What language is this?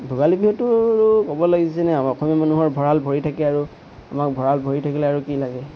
Assamese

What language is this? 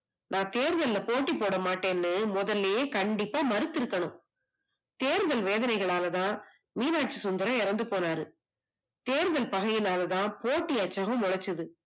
Tamil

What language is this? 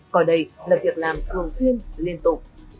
Vietnamese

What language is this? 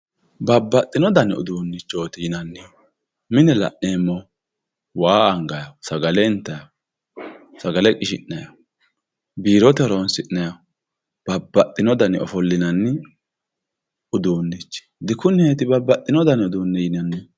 Sidamo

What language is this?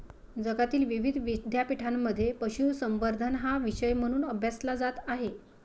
Marathi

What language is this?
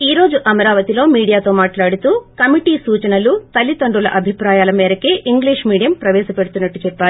Telugu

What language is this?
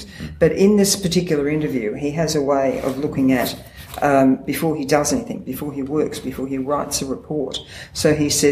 English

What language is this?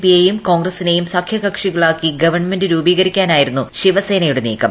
Malayalam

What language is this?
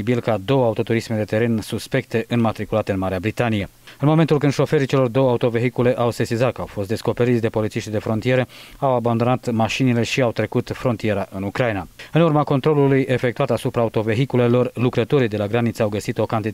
Romanian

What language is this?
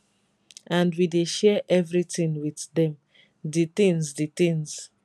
Nigerian Pidgin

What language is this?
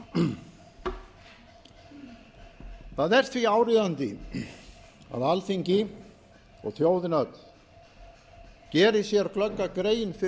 Icelandic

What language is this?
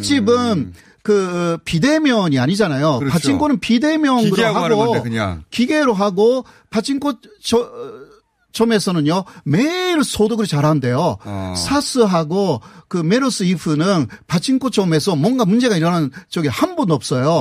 Korean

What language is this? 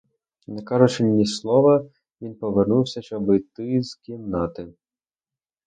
Ukrainian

